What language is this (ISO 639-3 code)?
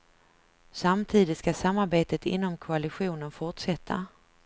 swe